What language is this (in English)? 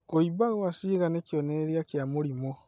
Kikuyu